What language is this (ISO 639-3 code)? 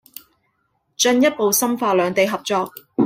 yue